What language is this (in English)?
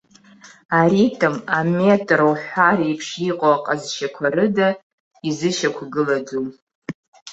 Abkhazian